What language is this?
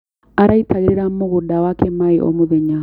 Kikuyu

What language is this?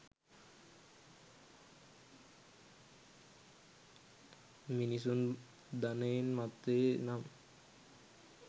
Sinhala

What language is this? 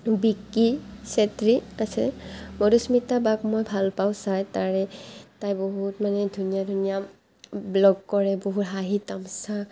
Assamese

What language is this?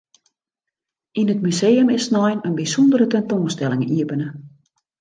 Western Frisian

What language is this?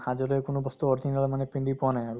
Assamese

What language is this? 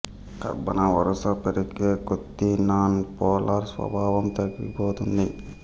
Telugu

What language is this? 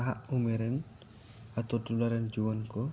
Santali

